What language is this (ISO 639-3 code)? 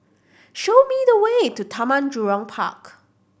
eng